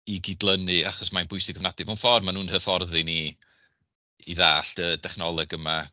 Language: Welsh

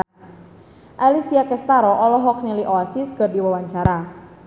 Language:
Sundanese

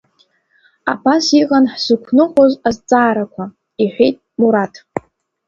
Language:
Abkhazian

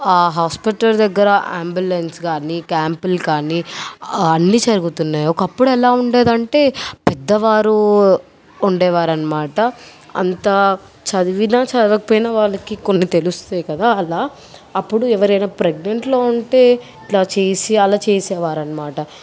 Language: Telugu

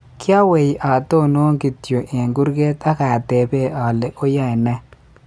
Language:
Kalenjin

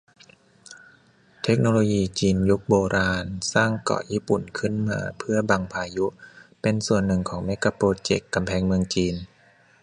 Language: Thai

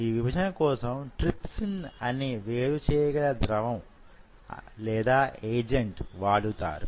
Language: Telugu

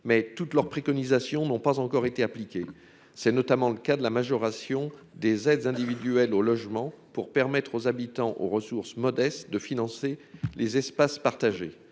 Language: French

